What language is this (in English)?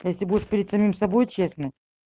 Russian